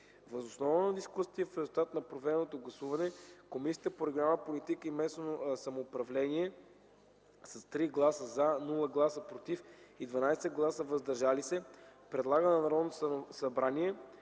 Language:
Bulgarian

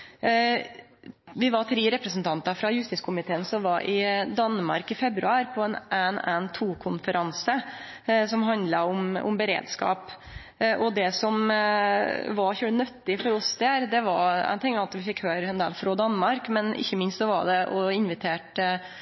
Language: Norwegian Nynorsk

